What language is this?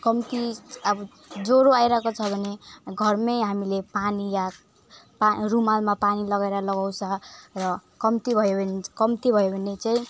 Nepali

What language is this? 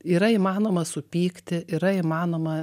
Lithuanian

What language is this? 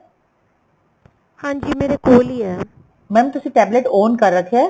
Punjabi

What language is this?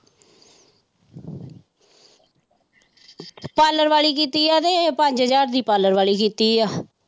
Punjabi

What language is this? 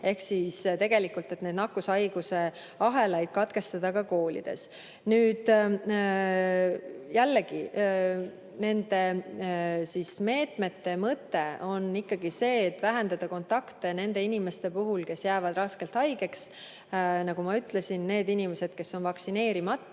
Estonian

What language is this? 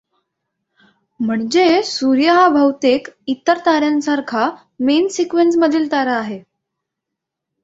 Marathi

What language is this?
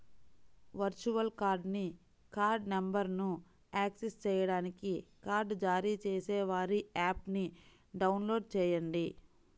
Telugu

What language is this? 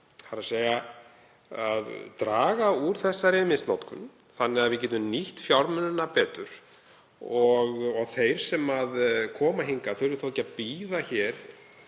Icelandic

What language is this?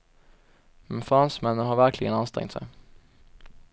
Swedish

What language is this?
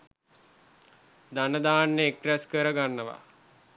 Sinhala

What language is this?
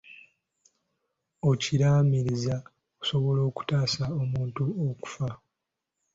Ganda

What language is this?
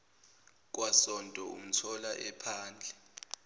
Zulu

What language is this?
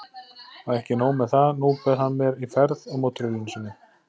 Icelandic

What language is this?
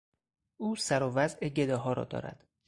Persian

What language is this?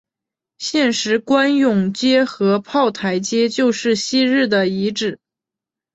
Chinese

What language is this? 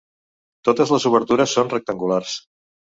Catalan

